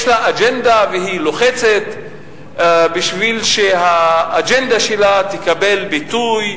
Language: Hebrew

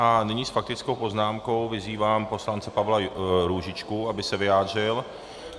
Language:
Czech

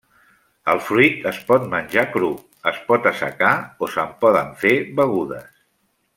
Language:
Catalan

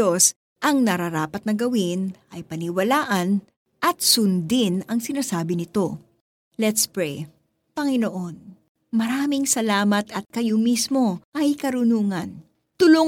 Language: Filipino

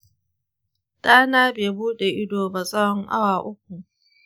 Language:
Hausa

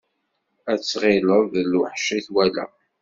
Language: Kabyle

